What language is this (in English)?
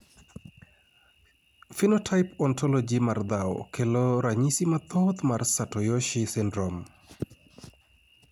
Luo (Kenya and Tanzania)